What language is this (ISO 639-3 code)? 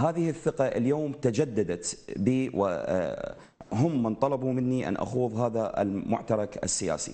ara